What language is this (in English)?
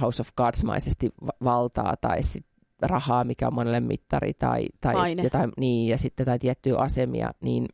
Finnish